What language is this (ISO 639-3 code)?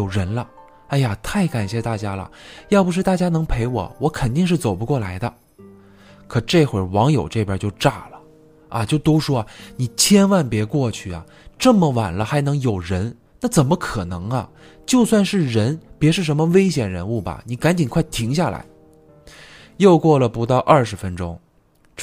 zho